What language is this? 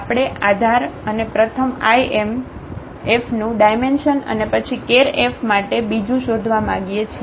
Gujarati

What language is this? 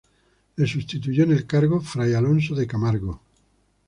Spanish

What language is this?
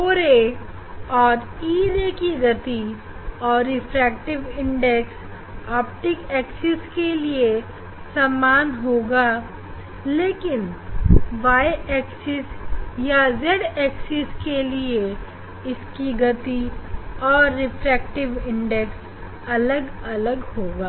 Hindi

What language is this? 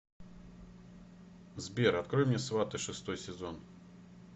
Russian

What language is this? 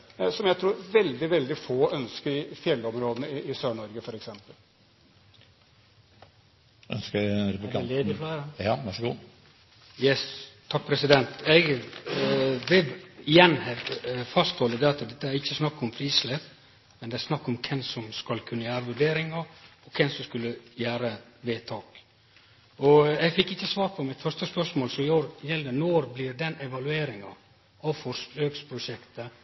Norwegian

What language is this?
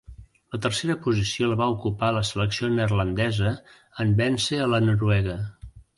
Catalan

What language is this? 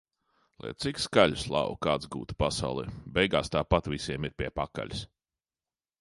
Latvian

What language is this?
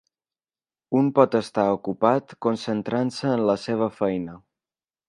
Catalan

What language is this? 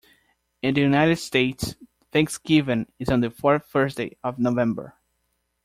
English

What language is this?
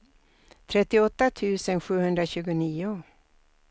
Swedish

